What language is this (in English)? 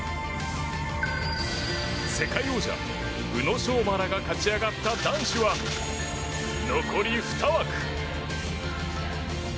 Japanese